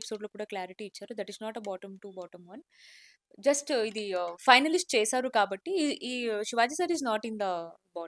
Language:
Telugu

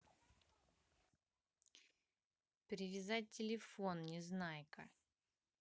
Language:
Russian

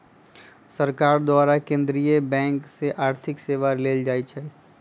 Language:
Magahi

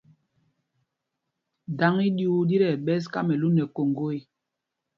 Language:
Mpumpong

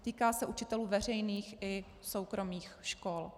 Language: Czech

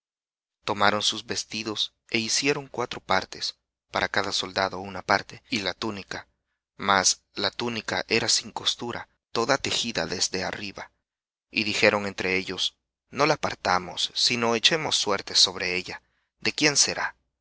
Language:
Spanish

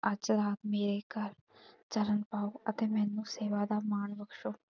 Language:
Punjabi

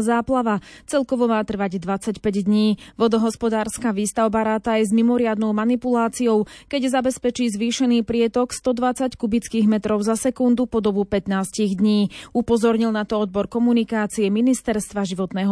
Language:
Slovak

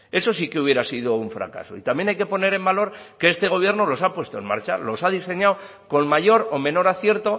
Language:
Spanish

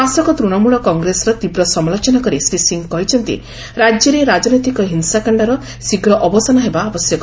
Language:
Odia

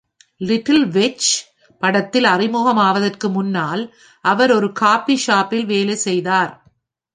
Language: Tamil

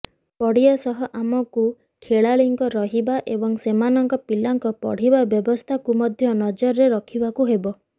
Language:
Odia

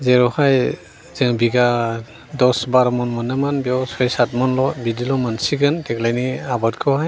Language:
Bodo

